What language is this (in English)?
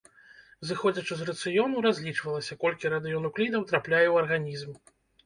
Belarusian